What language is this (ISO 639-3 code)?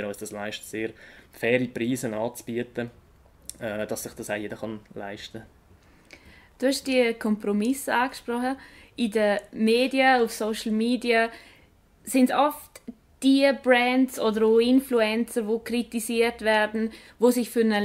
deu